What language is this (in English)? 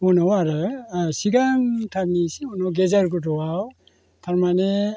Bodo